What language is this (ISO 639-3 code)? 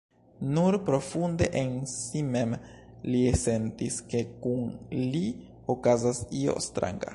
epo